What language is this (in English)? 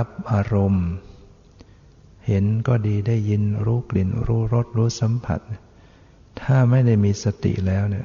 Thai